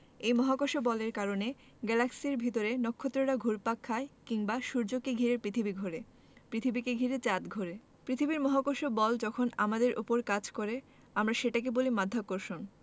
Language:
Bangla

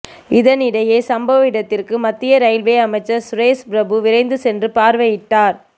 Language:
Tamil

